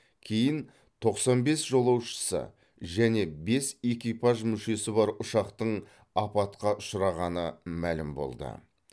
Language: Kazakh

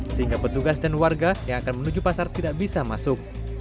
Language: Indonesian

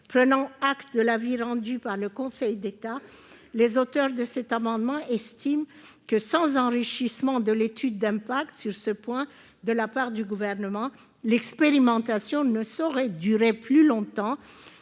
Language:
French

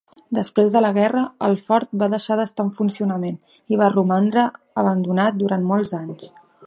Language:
Catalan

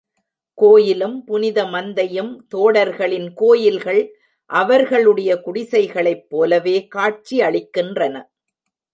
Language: Tamil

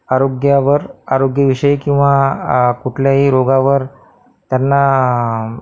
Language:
Marathi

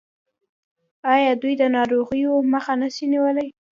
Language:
Pashto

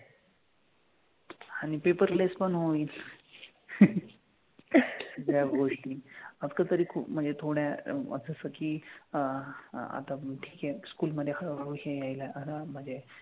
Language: Marathi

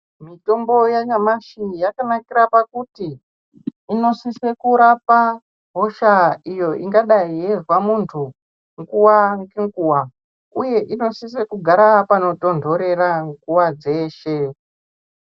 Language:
Ndau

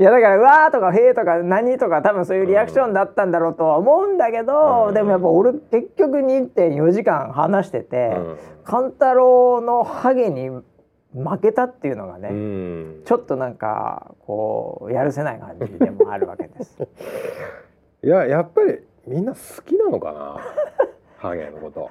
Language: Japanese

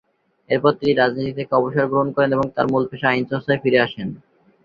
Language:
Bangla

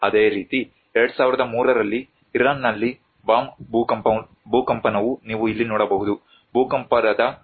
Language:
Kannada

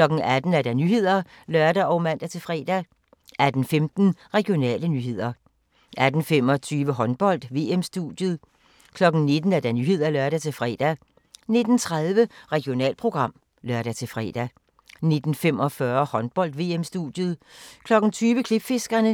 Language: Danish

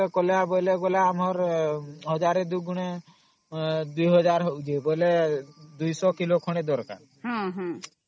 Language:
Odia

